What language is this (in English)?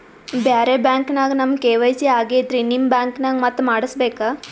Kannada